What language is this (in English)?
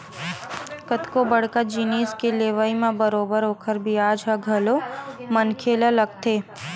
Chhattisgarhi